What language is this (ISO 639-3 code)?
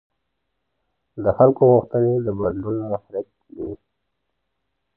pus